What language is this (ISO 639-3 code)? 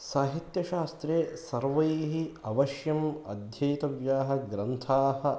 san